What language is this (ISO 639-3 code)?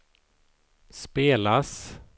swe